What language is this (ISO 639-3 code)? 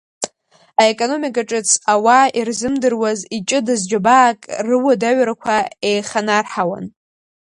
abk